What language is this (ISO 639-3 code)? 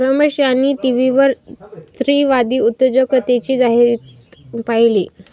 mar